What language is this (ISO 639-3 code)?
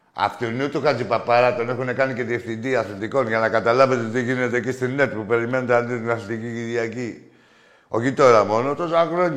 ell